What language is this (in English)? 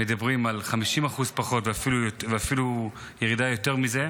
Hebrew